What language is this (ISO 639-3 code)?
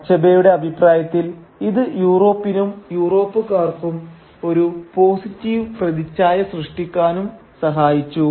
mal